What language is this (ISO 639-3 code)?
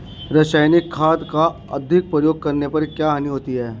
hin